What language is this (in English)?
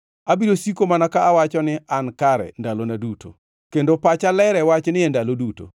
Luo (Kenya and Tanzania)